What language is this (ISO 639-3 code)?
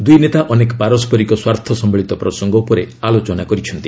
ori